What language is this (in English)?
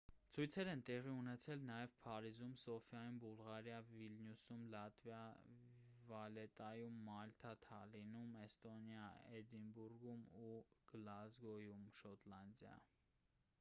Armenian